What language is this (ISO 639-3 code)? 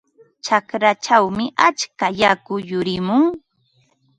qva